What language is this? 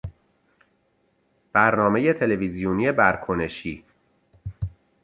Persian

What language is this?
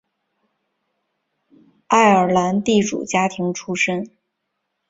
Chinese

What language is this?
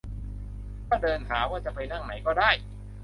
Thai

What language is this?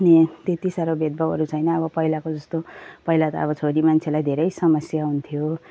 Nepali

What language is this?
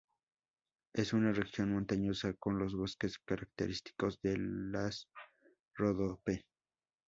Spanish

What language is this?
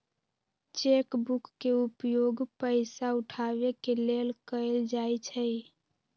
Magahi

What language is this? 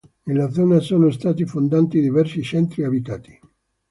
Italian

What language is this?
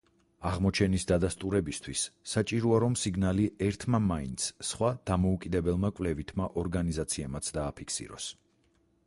Georgian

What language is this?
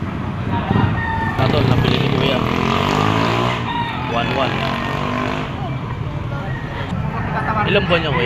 Filipino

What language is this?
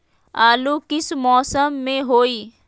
Magahi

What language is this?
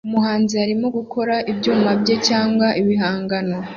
Kinyarwanda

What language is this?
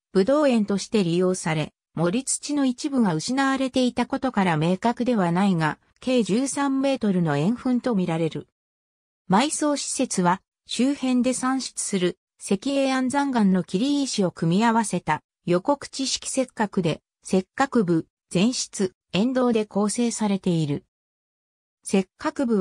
Japanese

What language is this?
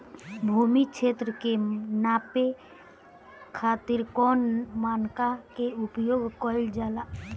Bhojpuri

